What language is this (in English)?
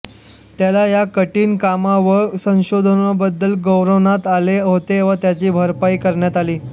Marathi